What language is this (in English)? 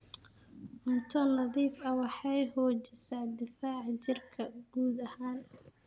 Somali